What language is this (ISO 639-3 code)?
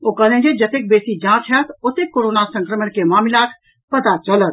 mai